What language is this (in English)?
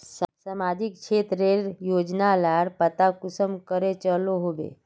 Magahi